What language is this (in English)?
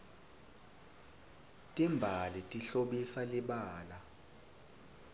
Swati